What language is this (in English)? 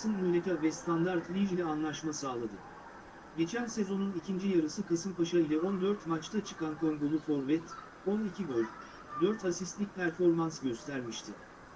Turkish